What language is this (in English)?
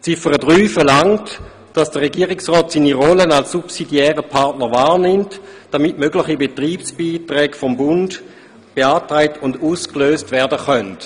Swiss German